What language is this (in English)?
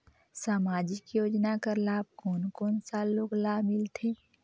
Chhattisgarhi